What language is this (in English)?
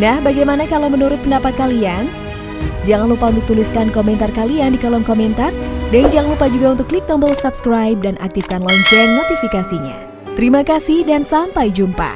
Indonesian